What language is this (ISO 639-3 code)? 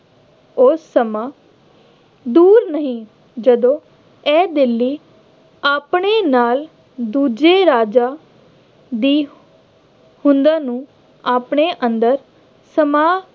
pan